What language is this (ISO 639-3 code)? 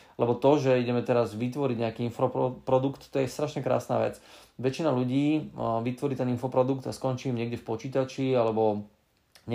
slk